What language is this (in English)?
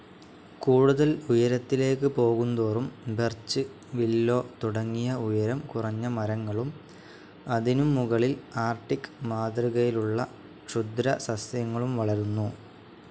Malayalam